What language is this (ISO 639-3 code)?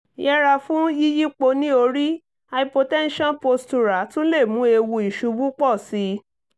yor